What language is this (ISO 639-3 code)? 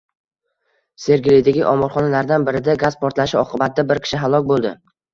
uzb